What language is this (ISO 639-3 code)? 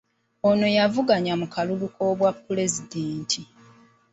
lug